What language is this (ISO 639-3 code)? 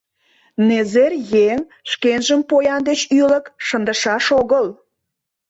chm